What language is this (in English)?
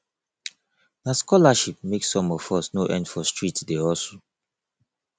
Nigerian Pidgin